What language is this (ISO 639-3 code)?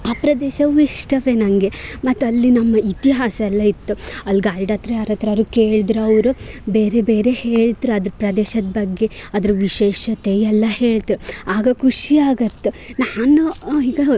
kan